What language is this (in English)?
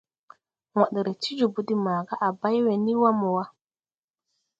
Tupuri